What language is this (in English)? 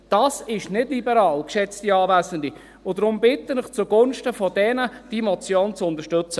Swiss German